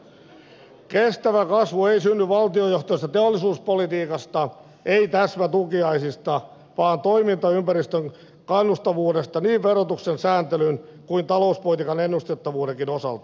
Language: Finnish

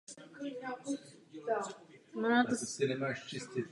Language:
Czech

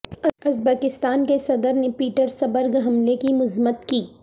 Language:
Urdu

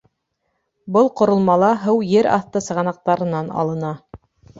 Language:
Bashkir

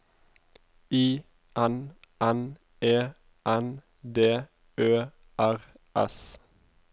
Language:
Norwegian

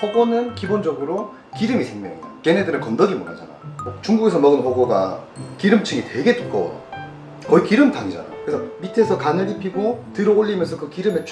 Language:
Korean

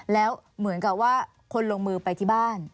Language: Thai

